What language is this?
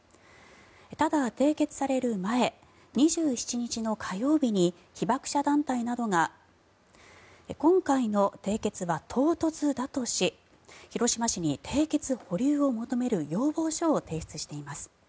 Japanese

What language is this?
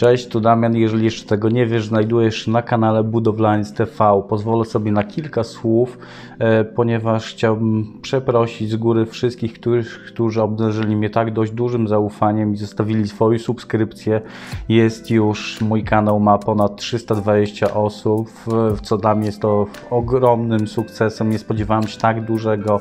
Polish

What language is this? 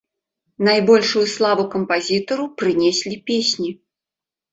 Belarusian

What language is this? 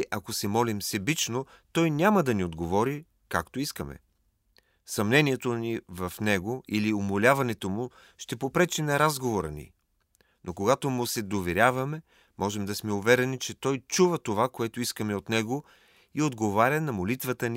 Bulgarian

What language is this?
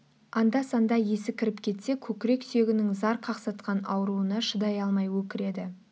Kazakh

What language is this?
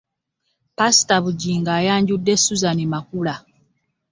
Ganda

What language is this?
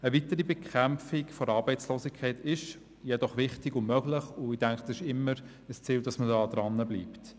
Swiss German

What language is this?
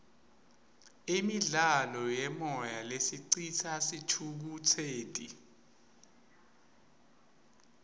Swati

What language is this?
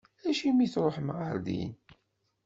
Kabyle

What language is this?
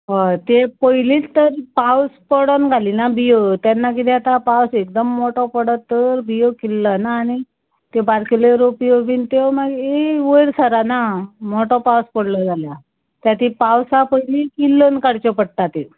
Konkani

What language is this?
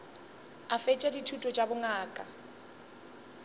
Northern Sotho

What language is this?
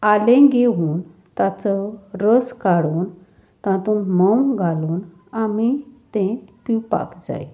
Konkani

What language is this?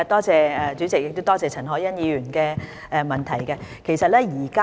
Cantonese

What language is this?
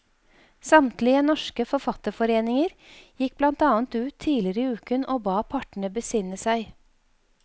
Norwegian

